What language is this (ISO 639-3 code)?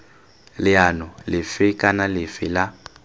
tsn